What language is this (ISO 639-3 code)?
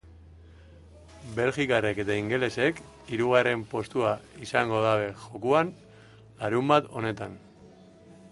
eus